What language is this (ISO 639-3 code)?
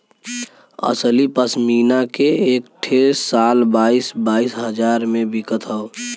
bho